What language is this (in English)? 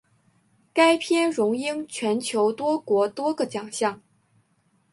Chinese